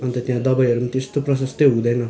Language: Nepali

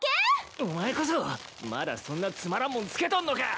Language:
Japanese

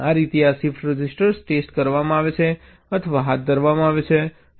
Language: Gujarati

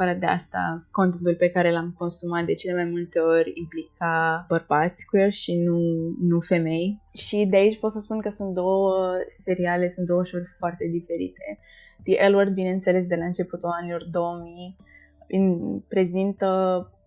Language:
Romanian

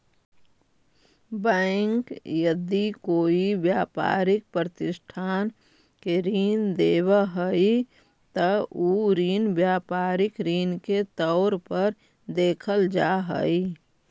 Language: Magahi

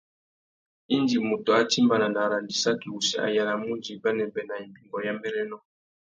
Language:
Tuki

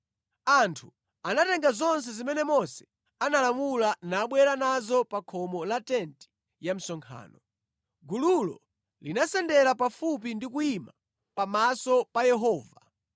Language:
Nyanja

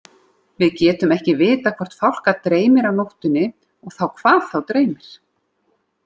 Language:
Icelandic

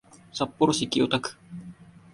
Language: Japanese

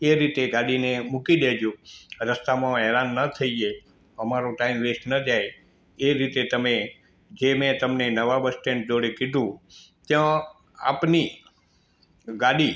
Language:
Gujarati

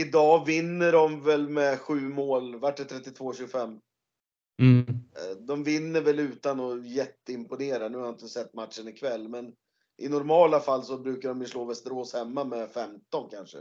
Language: Swedish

